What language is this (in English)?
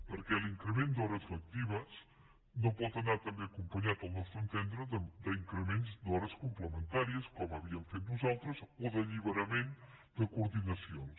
Catalan